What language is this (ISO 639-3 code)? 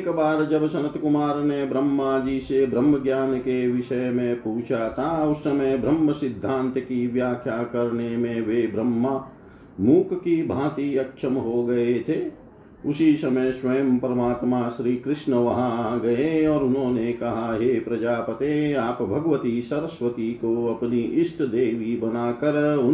hin